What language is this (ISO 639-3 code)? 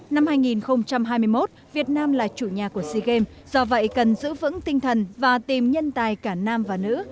vie